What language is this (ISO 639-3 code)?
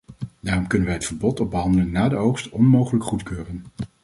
nld